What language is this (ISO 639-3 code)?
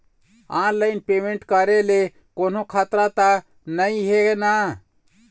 hne